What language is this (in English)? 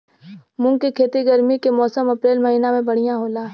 Bhojpuri